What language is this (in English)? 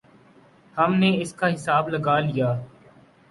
Urdu